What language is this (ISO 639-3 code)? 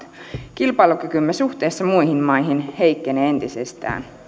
fin